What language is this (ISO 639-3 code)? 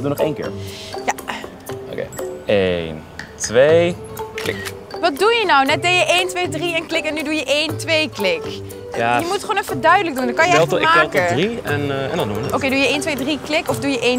nld